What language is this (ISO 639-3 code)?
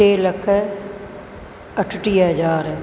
snd